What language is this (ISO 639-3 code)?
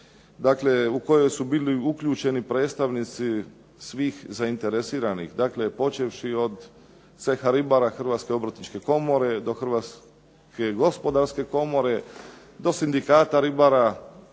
hrv